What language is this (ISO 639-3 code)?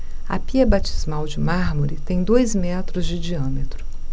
por